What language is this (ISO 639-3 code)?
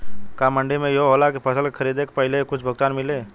bho